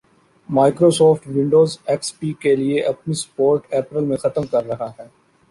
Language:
Urdu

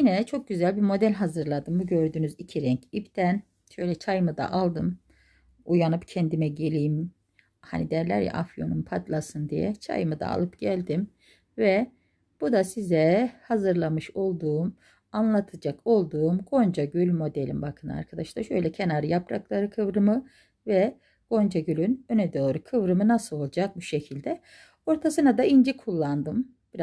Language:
Turkish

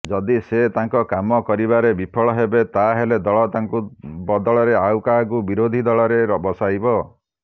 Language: Odia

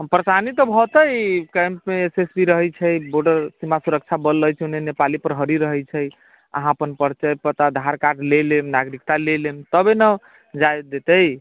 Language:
Maithili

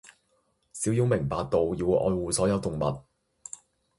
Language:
Cantonese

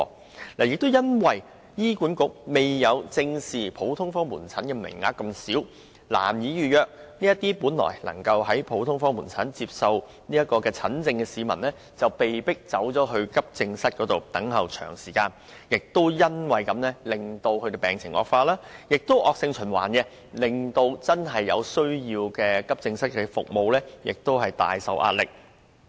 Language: Cantonese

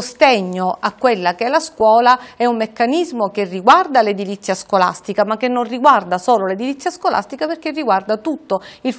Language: Italian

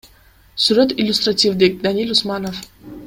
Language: Kyrgyz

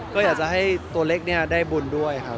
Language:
Thai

